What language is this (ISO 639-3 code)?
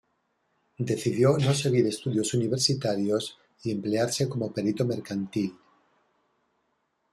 spa